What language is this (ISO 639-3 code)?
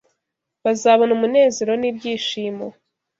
kin